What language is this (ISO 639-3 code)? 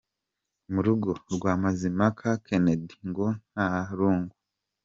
kin